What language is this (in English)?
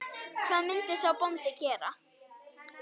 Icelandic